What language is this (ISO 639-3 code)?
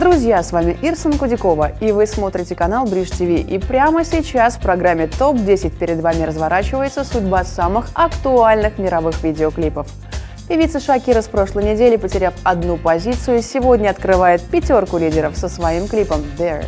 rus